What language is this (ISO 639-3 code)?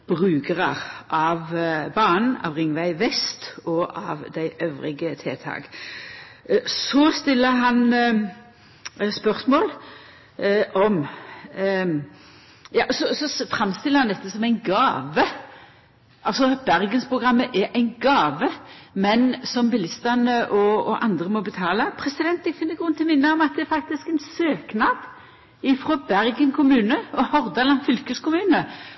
nno